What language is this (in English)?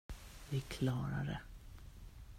Swedish